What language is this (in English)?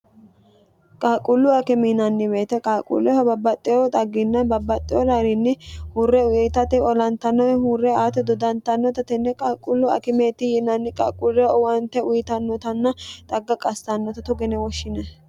Sidamo